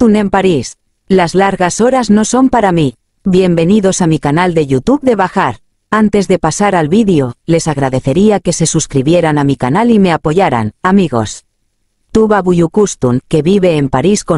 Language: Spanish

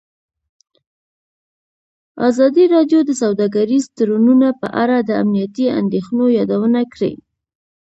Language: Pashto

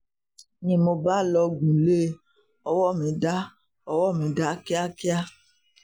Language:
Yoruba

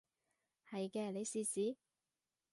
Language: Cantonese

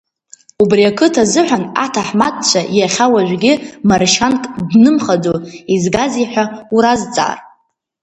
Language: Abkhazian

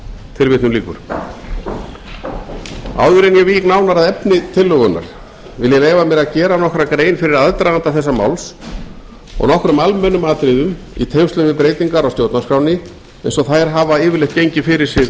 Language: Icelandic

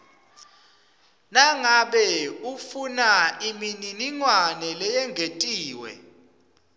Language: Swati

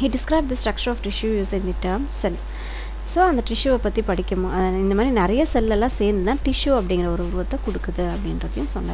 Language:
English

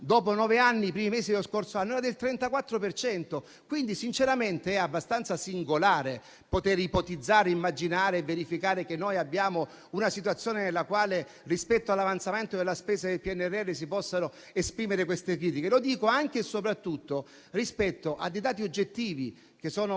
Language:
Italian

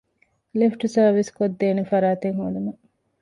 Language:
Divehi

